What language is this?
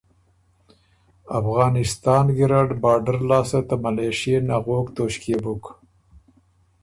Ormuri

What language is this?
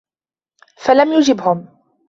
Arabic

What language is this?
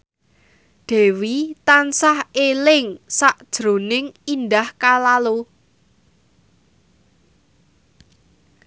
Javanese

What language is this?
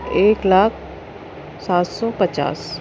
Urdu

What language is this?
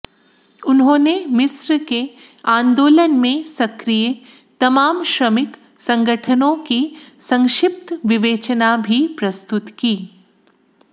Hindi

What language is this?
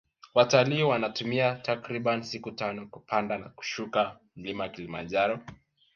Swahili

